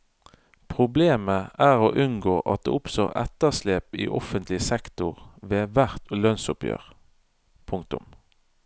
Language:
Norwegian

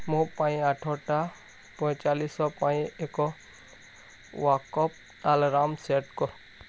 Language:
Odia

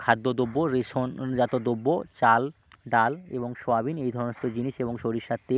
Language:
Bangla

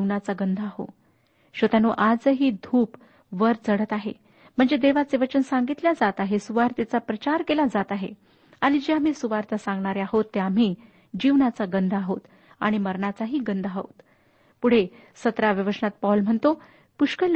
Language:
Marathi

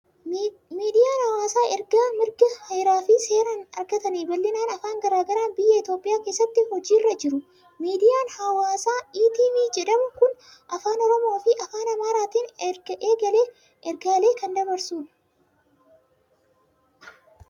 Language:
Oromo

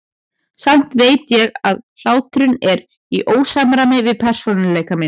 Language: Icelandic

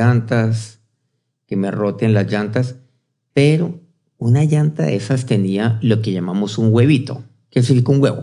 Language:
Spanish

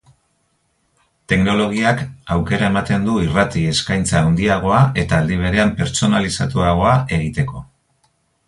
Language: Basque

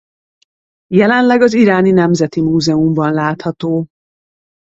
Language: Hungarian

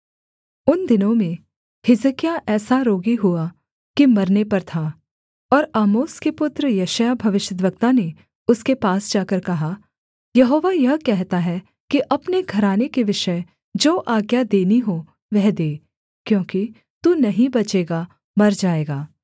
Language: Hindi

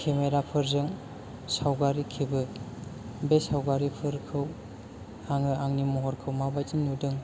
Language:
Bodo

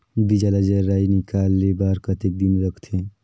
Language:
Chhattisgarhi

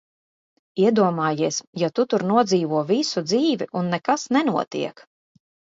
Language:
Latvian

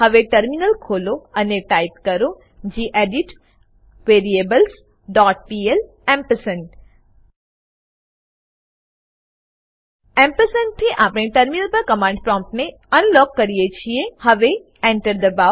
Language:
Gujarati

